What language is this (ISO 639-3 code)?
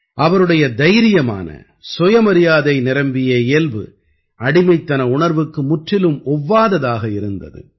tam